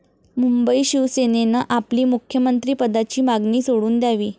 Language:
Marathi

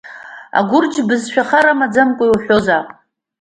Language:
Abkhazian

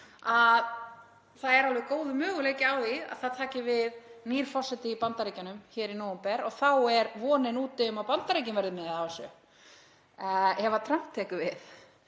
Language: Icelandic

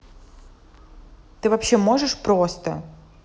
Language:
Russian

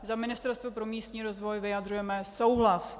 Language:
Czech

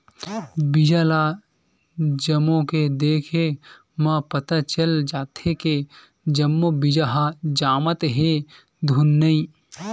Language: Chhattisgarhi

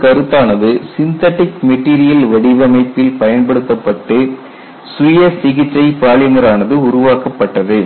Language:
Tamil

